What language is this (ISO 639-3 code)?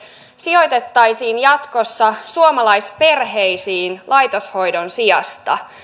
fin